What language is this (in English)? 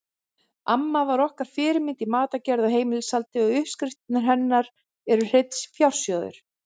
Icelandic